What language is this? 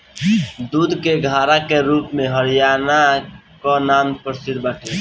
Bhojpuri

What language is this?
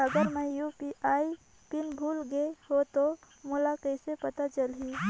Chhattisgarhi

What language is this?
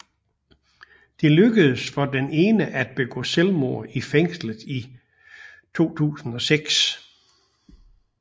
Danish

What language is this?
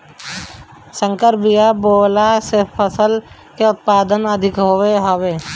Bhojpuri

